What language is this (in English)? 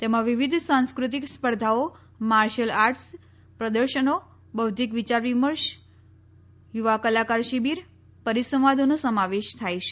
Gujarati